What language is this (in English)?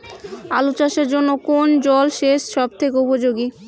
Bangla